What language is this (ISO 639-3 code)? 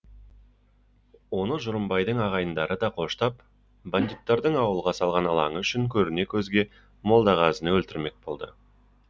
kaz